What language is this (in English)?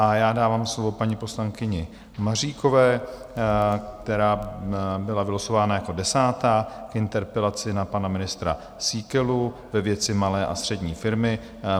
Czech